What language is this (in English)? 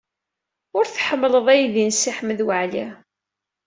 Kabyle